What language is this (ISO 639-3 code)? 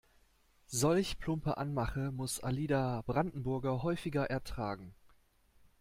deu